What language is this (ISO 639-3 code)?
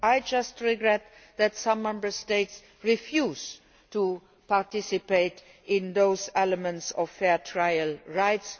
eng